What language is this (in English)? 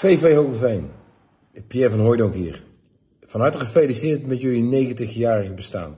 Dutch